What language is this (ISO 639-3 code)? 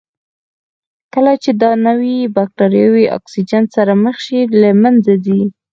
pus